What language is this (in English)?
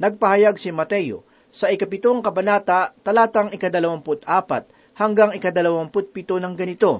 Filipino